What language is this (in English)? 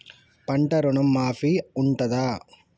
Telugu